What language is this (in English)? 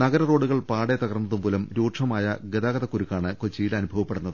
Malayalam